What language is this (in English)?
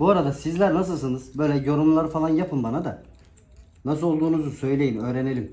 Turkish